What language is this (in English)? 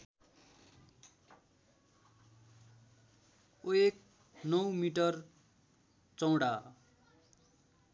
Nepali